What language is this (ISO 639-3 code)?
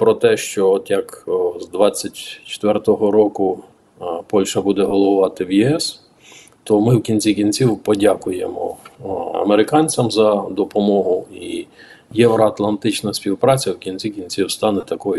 ukr